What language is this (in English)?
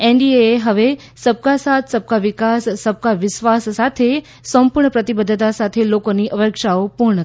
Gujarati